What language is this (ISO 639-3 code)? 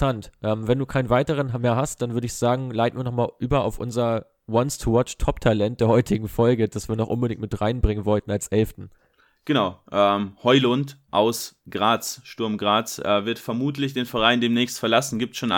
deu